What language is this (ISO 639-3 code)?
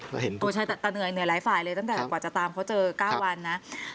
tha